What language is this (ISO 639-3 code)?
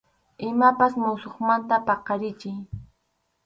qxu